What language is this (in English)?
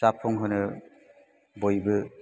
Bodo